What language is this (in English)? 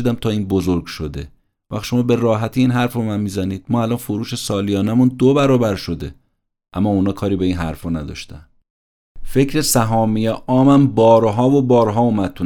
Persian